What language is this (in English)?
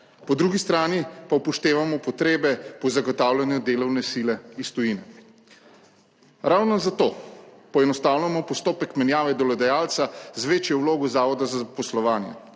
Slovenian